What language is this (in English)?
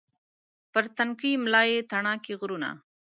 Pashto